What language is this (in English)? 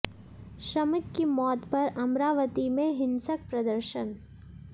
Hindi